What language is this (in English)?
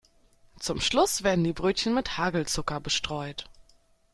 German